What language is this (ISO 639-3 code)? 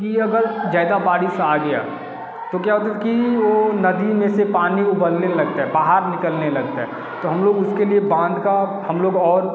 hin